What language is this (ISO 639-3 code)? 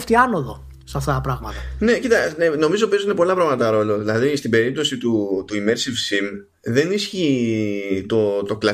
ell